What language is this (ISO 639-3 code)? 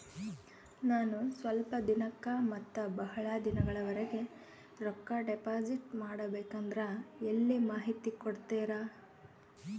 kan